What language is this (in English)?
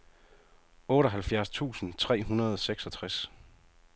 Danish